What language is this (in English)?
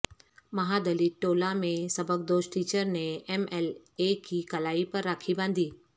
Urdu